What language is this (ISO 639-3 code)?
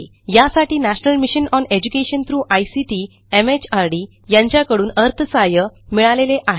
mar